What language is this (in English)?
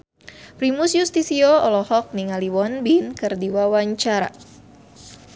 Sundanese